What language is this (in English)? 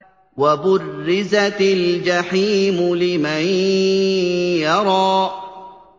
Arabic